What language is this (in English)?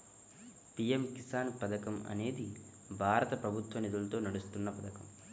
Telugu